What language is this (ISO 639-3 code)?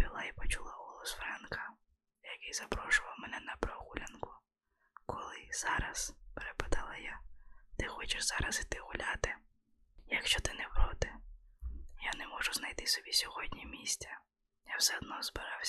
ukr